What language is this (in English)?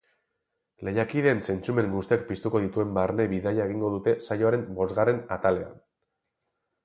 Basque